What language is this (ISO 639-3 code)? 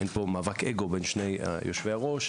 heb